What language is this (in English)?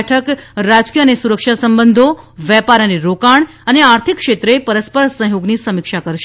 Gujarati